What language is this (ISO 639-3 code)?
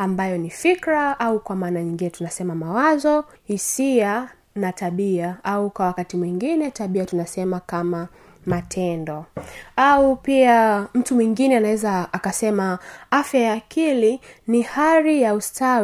swa